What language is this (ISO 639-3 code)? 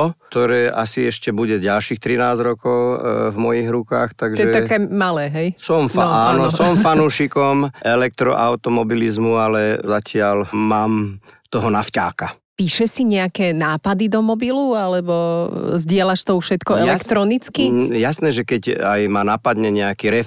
slk